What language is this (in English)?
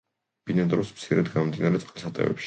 Georgian